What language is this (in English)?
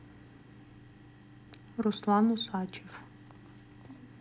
Russian